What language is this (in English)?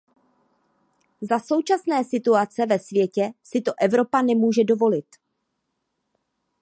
Czech